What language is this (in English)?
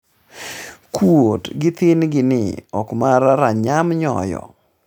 Luo (Kenya and Tanzania)